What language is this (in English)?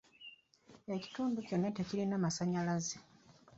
Ganda